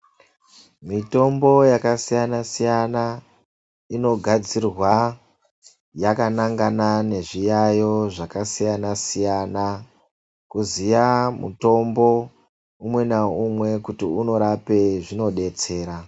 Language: Ndau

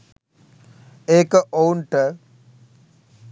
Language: Sinhala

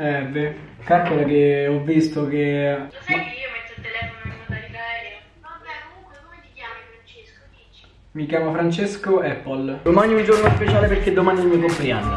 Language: Italian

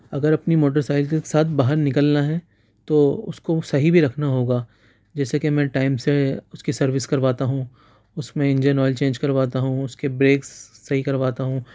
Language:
Urdu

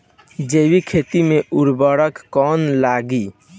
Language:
Bhojpuri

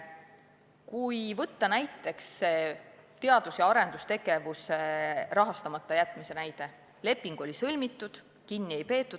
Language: Estonian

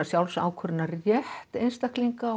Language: Icelandic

